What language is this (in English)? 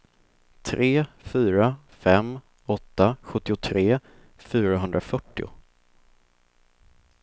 Swedish